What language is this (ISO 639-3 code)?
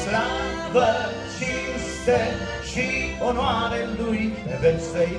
ron